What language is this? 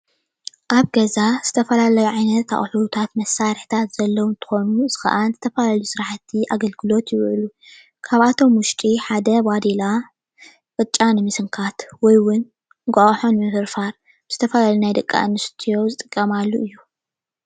Tigrinya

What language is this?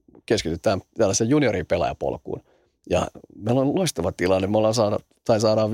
Finnish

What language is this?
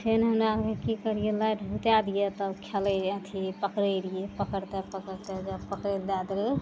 Maithili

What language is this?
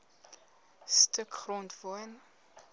Afrikaans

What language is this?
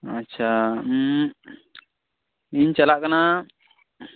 Santali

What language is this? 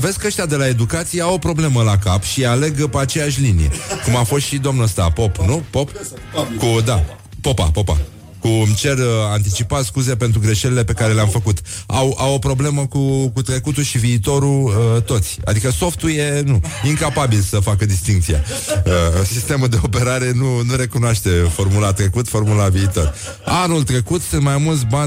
Romanian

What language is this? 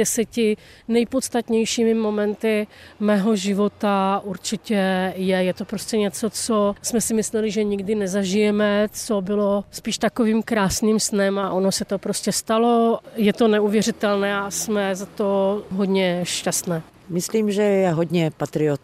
Czech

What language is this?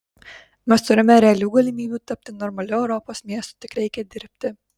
Lithuanian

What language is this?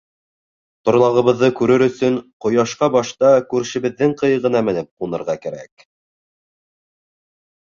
Bashkir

